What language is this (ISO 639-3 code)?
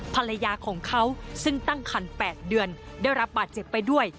tha